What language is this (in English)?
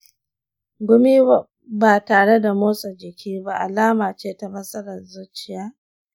Hausa